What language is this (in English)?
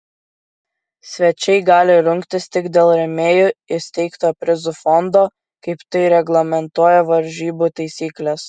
Lithuanian